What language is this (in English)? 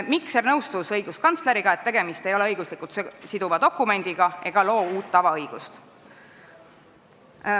Estonian